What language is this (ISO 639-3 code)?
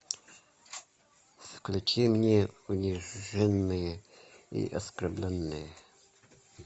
rus